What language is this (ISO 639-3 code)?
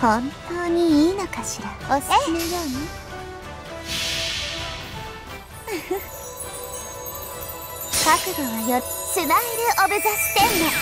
jpn